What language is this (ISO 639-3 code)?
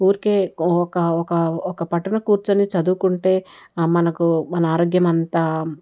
tel